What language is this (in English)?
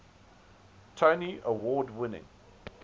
English